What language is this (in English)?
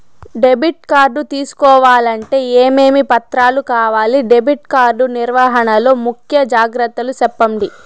Telugu